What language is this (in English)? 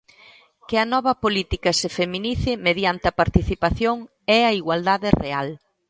Galician